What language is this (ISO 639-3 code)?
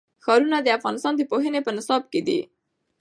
pus